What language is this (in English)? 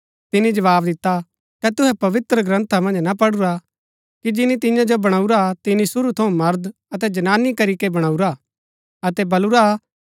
Gaddi